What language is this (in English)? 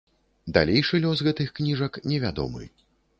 Belarusian